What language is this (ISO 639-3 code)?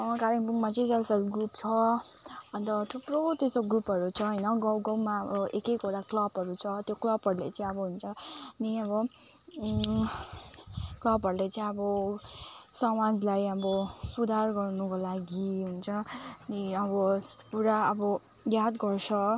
nep